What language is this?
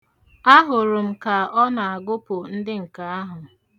Igbo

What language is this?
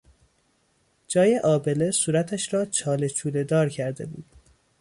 Persian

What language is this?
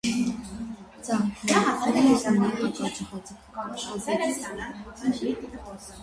Armenian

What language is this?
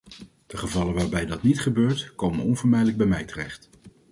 Dutch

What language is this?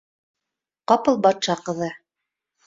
Bashkir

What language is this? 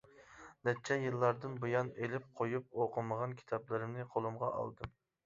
Uyghur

